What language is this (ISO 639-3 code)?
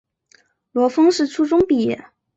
zho